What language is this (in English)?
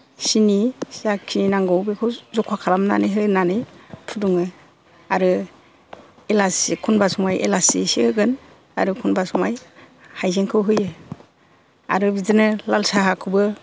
Bodo